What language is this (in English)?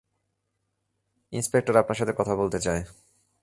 Bangla